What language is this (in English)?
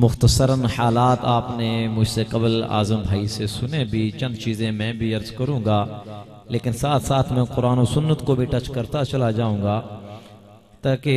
Hindi